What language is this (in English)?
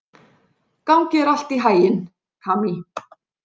Icelandic